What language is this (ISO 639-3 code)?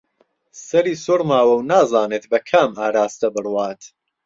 ckb